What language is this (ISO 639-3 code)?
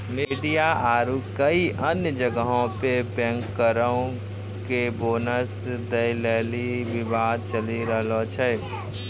mai